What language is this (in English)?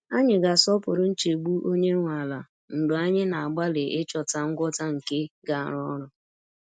Igbo